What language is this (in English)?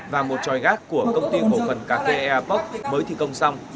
Vietnamese